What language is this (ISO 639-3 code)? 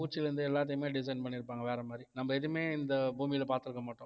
tam